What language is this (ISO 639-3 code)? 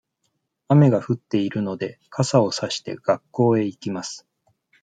jpn